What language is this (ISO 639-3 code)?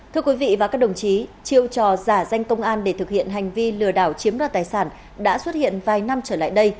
vie